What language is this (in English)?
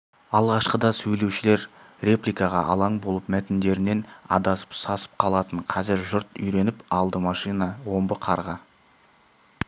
Kazakh